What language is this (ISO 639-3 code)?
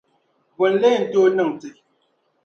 dag